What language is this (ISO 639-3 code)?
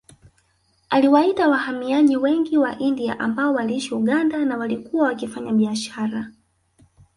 swa